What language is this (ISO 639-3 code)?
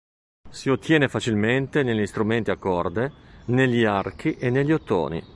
ita